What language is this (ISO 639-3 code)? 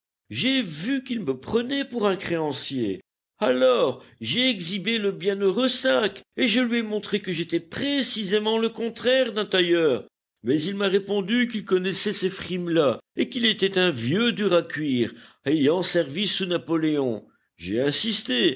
fra